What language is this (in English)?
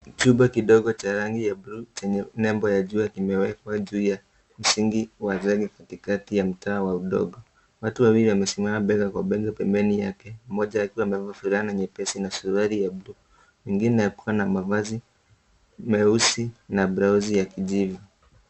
Swahili